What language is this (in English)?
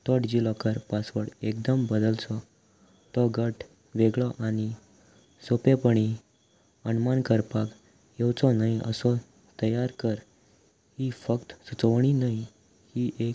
Konkani